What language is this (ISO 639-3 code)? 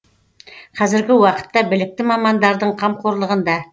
kaz